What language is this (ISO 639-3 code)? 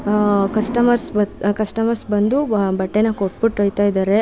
kan